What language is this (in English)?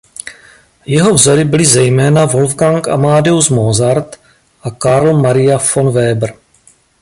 Czech